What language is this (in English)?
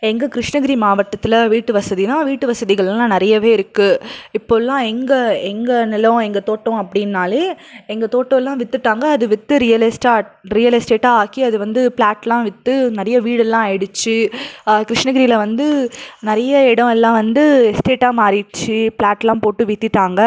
Tamil